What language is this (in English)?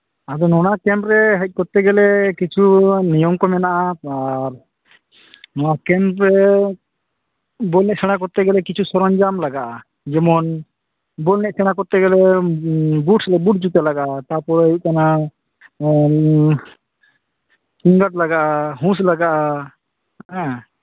Santali